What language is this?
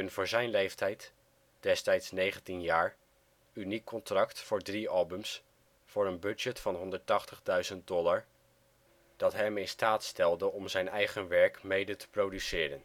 Dutch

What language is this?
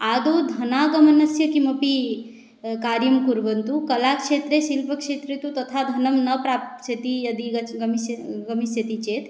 Sanskrit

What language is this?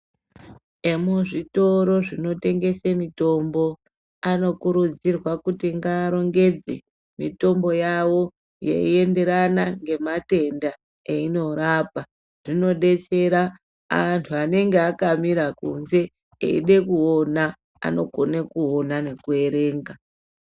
Ndau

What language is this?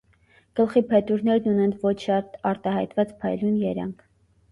Armenian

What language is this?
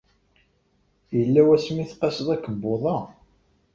Kabyle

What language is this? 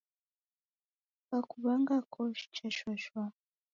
Taita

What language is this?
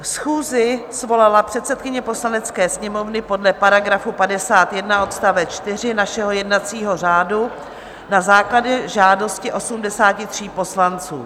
Czech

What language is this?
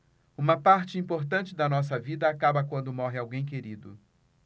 Portuguese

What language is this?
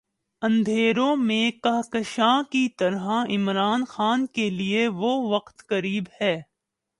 Urdu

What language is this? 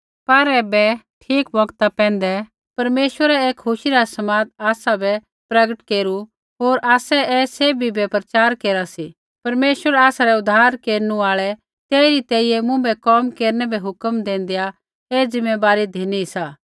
Kullu Pahari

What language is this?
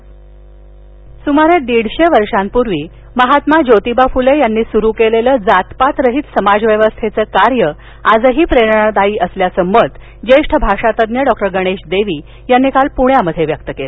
Marathi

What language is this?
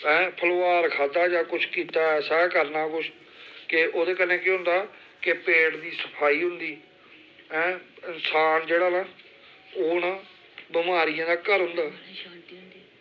Dogri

